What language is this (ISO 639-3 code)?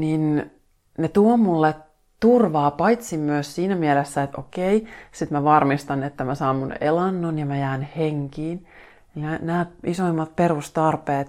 fin